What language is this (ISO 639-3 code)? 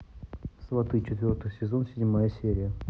rus